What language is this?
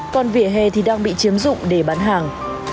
Vietnamese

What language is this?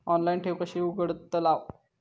Marathi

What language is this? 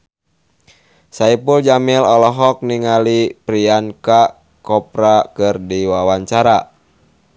Sundanese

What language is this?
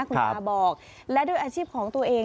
Thai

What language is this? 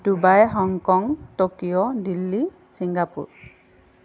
Assamese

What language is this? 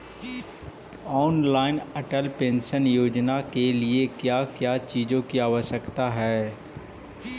Magahi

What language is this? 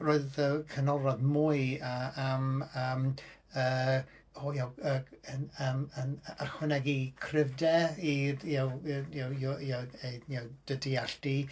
Welsh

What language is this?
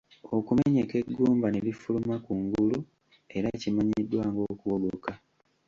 Ganda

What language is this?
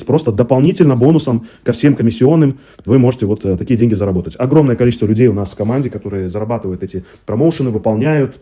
Russian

